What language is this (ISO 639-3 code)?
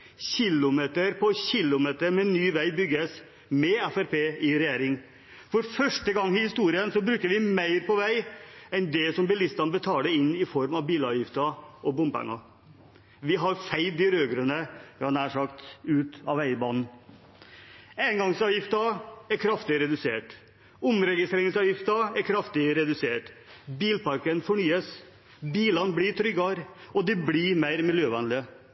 nob